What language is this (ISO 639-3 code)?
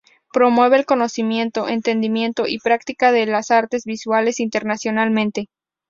spa